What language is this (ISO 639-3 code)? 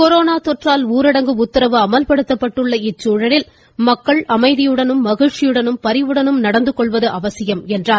tam